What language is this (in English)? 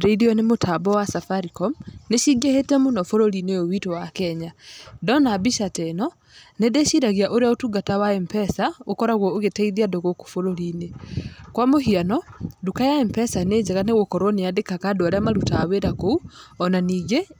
Kikuyu